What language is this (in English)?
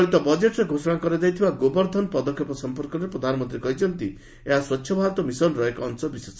Odia